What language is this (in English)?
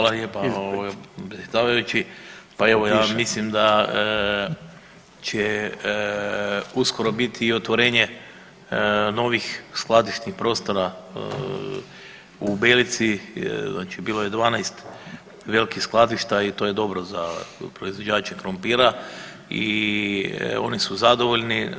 Croatian